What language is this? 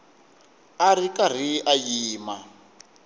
Tsonga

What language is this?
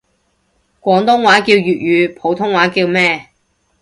Cantonese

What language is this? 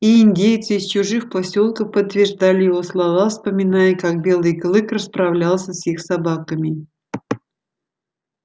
Russian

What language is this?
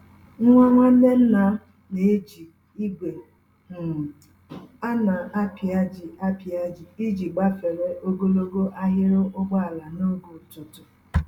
Igbo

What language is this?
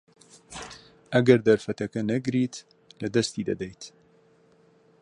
Central Kurdish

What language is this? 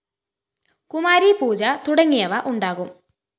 Malayalam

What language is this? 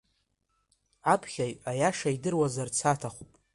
Abkhazian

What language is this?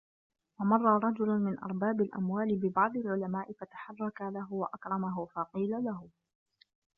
Arabic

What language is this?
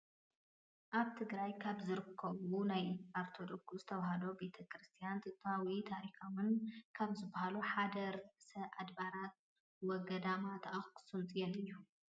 Tigrinya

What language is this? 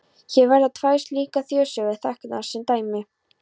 Icelandic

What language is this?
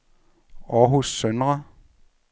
Danish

